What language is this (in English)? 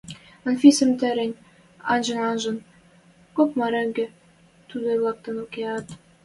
Western Mari